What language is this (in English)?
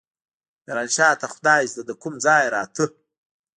Pashto